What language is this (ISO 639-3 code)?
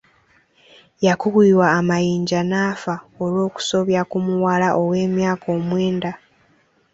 lug